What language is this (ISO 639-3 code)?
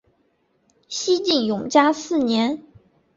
zho